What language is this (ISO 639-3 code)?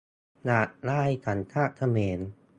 tha